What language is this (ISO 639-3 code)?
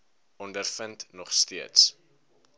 afr